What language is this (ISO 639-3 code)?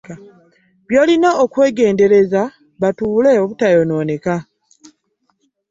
lug